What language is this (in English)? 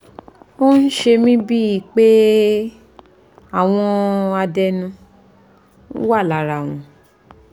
Yoruba